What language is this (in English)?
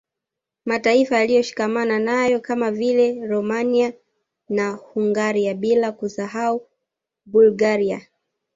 Swahili